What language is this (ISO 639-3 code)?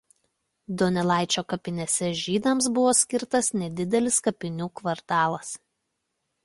lit